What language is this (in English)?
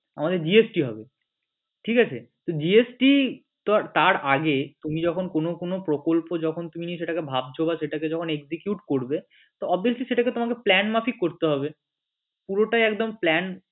Bangla